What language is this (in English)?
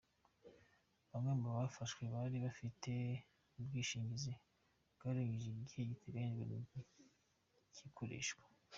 Kinyarwanda